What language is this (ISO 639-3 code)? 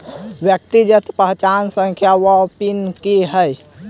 mai